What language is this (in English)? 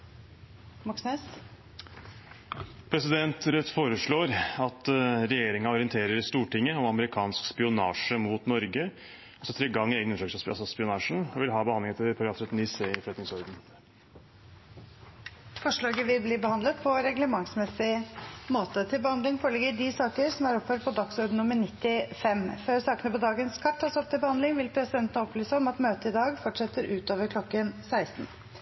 Norwegian